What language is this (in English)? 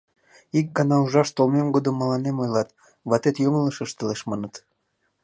Mari